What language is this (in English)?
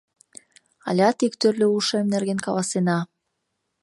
Mari